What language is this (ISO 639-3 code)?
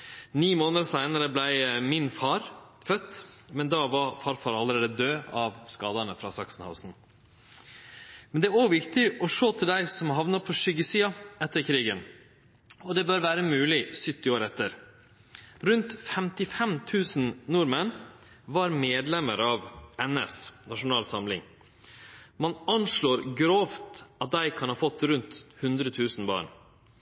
nno